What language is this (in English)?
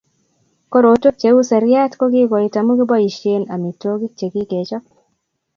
Kalenjin